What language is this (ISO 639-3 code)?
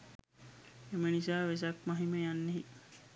sin